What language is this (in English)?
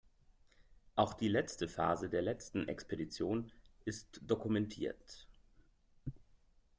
German